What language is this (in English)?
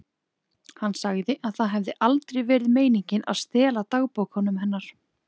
Icelandic